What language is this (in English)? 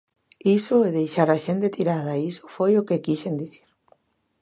Galician